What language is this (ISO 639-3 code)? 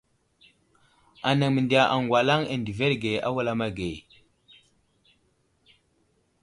udl